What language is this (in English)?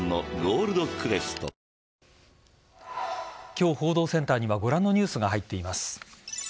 Japanese